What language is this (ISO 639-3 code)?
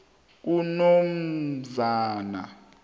nbl